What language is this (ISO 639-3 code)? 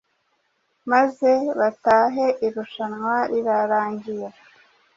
kin